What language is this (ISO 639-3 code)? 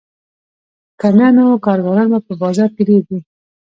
pus